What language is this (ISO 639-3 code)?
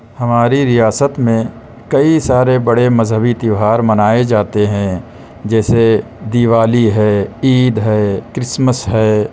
urd